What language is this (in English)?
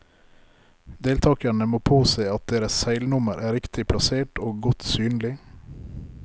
Norwegian